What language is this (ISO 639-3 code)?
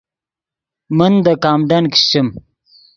ydg